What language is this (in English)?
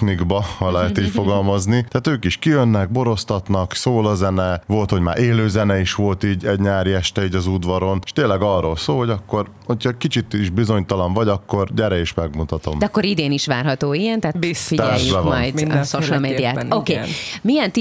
Hungarian